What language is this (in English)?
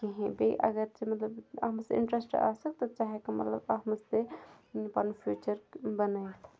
Kashmiri